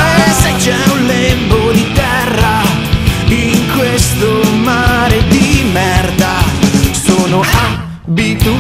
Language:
Romanian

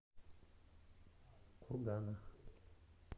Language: Russian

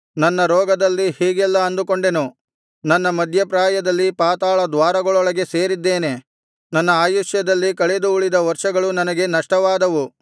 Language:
Kannada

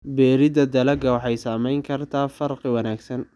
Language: Somali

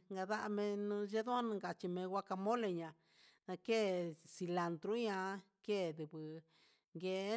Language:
Huitepec Mixtec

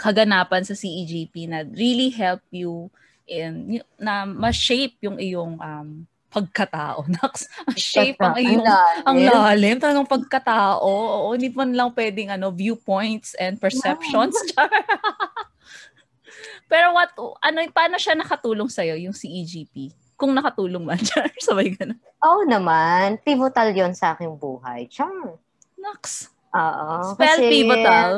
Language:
Filipino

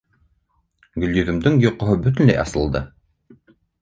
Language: Bashkir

